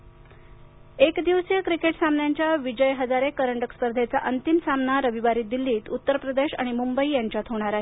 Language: Marathi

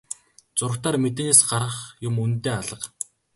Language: Mongolian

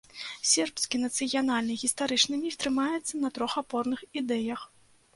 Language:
Belarusian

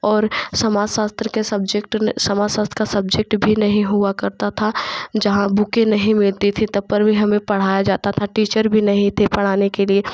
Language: Hindi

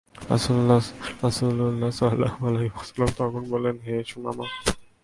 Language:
Bangla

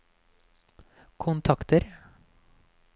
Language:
Norwegian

